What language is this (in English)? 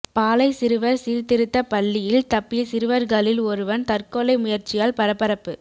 Tamil